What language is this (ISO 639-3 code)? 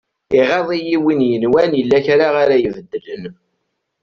kab